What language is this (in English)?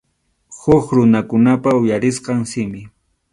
Arequipa-La Unión Quechua